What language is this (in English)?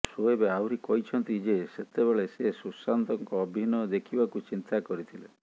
Odia